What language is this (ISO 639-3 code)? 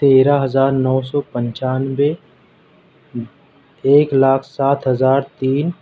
urd